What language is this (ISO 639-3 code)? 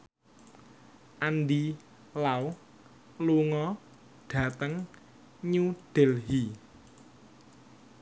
jav